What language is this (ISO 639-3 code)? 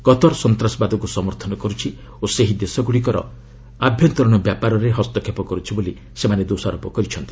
ori